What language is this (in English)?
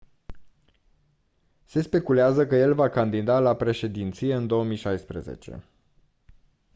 Romanian